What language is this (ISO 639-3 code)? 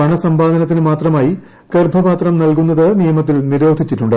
mal